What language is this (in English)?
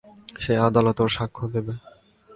Bangla